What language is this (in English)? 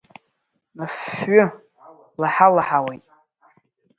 Abkhazian